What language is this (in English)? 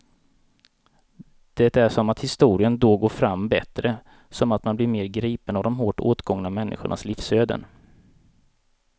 Swedish